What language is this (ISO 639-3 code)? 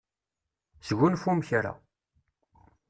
kab